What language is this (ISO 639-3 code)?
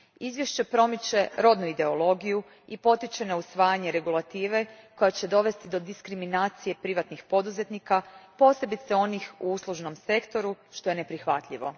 hrv